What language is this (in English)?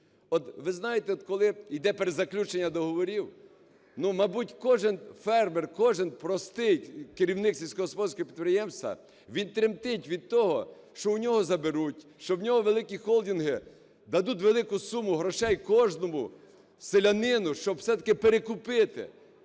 Ukrainian